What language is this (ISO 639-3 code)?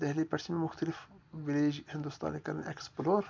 kas